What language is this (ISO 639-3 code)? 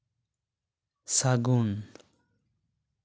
sat